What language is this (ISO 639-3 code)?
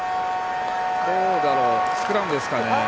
jpn